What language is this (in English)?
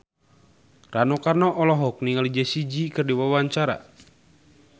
Sundanese